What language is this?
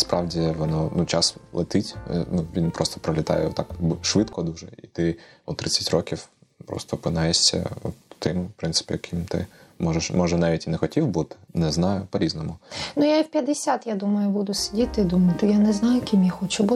Ukrainian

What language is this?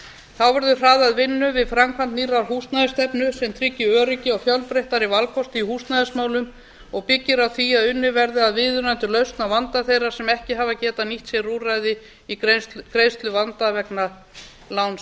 Icelandic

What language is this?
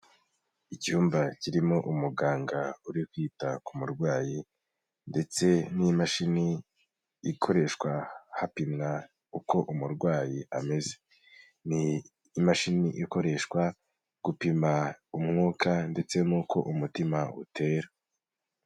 Kinyarwanda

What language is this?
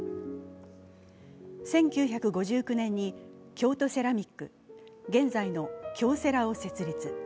Japanese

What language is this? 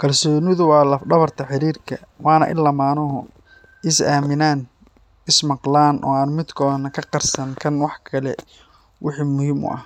Somali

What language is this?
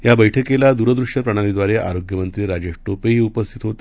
Marathi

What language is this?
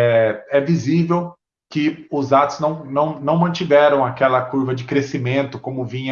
Portuguese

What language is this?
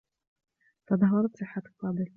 Arabic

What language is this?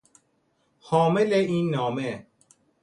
Persian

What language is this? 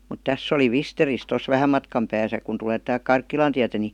Finnish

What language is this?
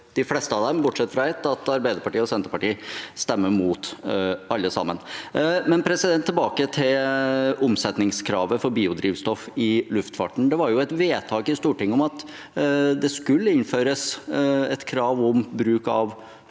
Norwegian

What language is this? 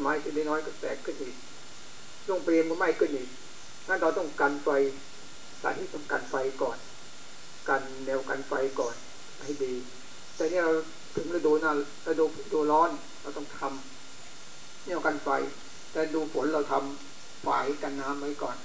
Thai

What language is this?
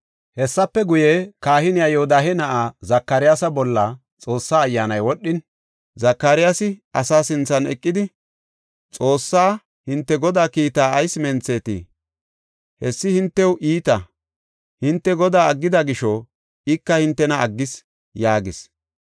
Gofa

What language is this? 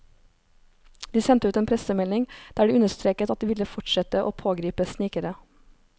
Norwegian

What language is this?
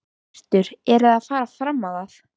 Icelandic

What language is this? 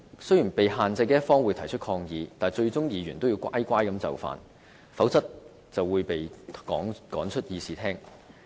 Cantonese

